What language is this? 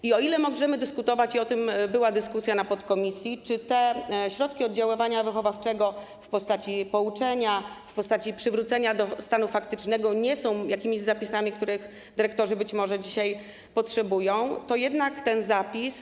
Polish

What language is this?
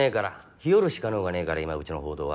Japanese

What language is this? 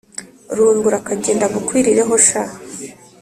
Kinyarwanda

